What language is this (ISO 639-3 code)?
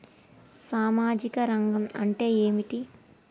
tel